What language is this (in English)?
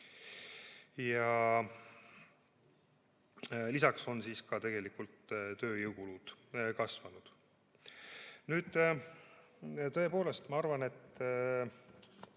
Estonian